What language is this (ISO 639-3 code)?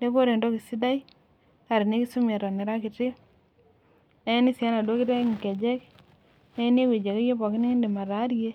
mas